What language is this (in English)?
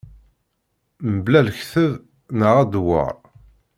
Kabyle